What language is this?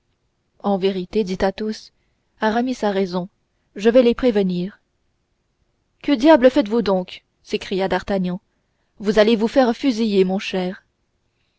French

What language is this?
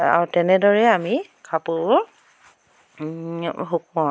Assamese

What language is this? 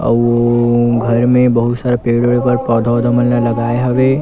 Chhattisgarhi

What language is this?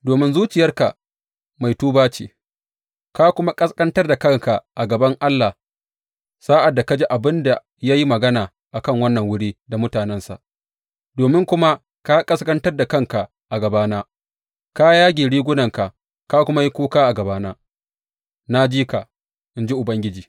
Hausa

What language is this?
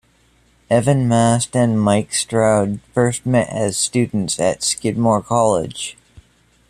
English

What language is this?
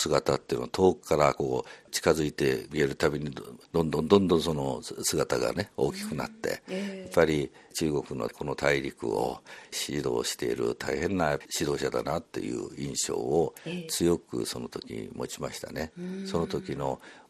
Japanese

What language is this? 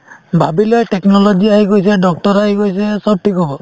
Assamese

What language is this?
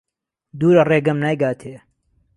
Central Kurdish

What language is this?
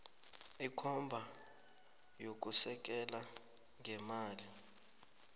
South Ndebele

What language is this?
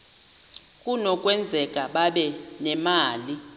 Xhosa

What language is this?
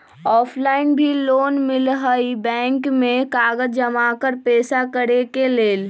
Magahi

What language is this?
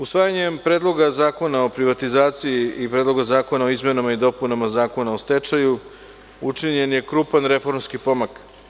Serbian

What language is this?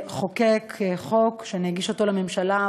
Hebrew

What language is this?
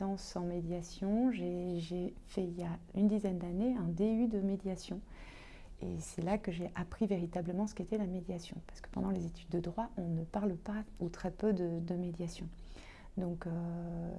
French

